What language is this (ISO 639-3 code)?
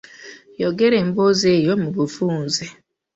lug